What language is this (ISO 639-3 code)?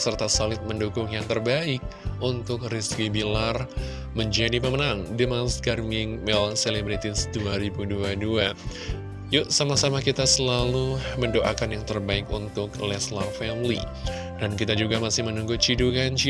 ind